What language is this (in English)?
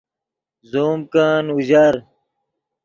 Yidgha